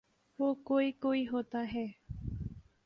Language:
Urdu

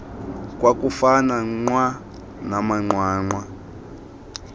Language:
Xhosa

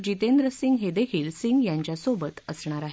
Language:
Marathi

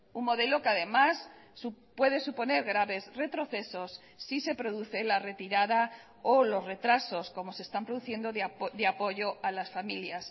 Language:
Spanish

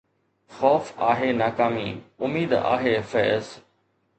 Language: Sindhi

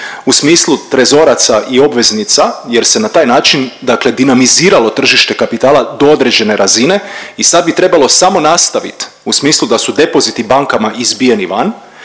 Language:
Croatian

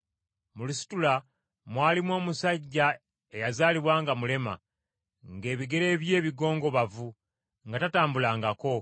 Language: Ganda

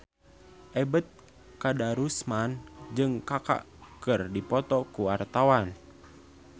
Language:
Sundanese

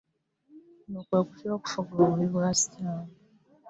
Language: Ganda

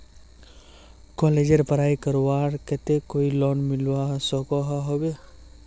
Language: Magahi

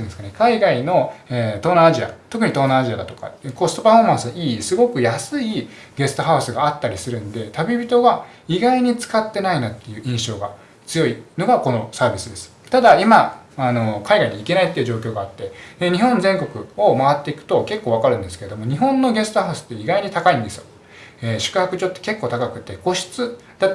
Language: Japanese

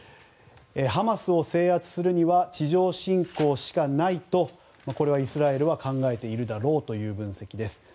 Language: Japanese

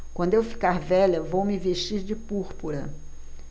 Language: Portuguese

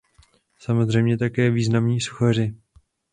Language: Czech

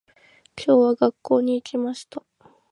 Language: Japanese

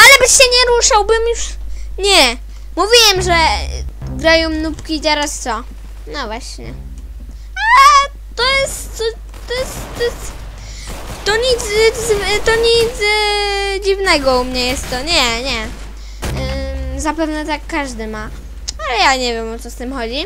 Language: Polish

